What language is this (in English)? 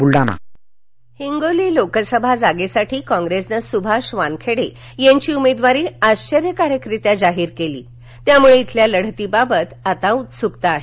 Marathi